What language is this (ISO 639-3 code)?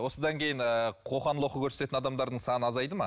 kaz